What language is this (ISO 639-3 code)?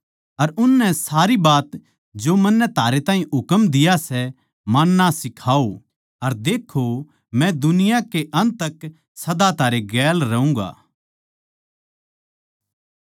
bgc